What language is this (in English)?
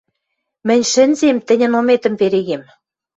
Western Mari